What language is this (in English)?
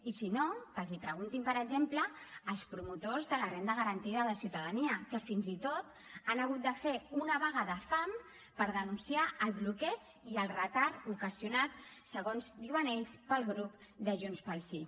Catalan